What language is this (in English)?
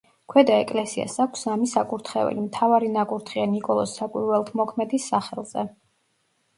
Georgian